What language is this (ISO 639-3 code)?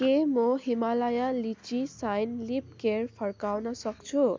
nep